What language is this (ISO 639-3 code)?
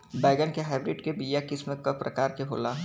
bho